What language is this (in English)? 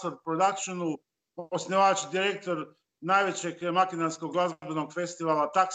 Croatian